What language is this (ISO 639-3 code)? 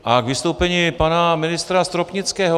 ces